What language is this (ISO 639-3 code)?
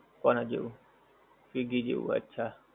guj